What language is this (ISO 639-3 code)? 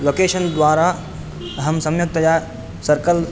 san